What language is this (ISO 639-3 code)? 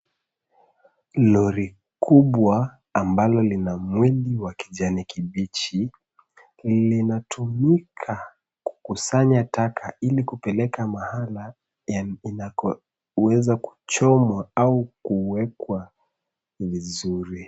swa